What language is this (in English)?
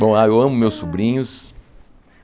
Portuguese